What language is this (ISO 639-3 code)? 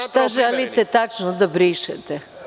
srp